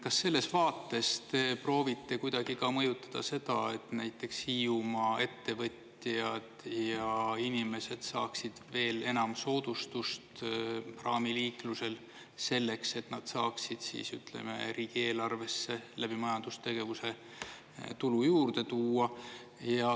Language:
Estonian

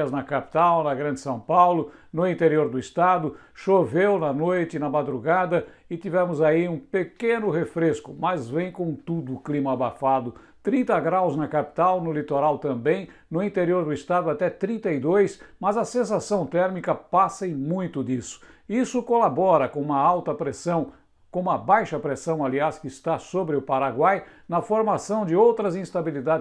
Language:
Portuguese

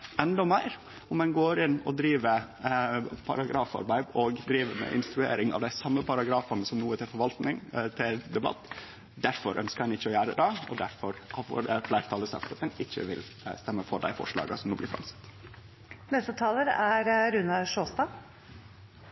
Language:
Norwegian Nynorsk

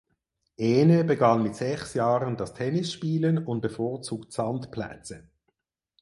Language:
German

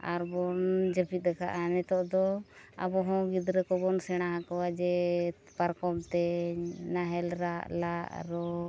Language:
Santali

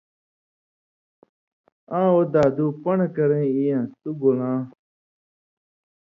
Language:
Indus Kohistani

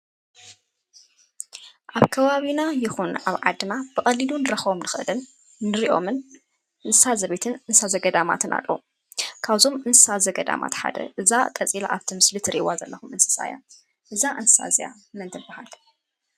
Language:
Tigrinya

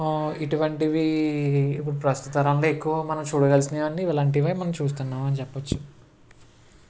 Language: Telugu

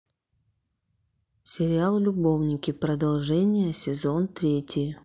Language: Russian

